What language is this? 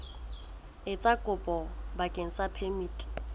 Southern Sotho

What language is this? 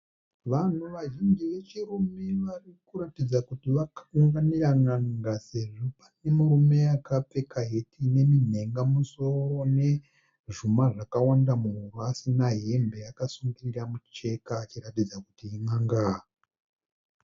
Shona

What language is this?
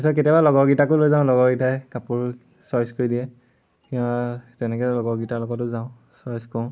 Assamese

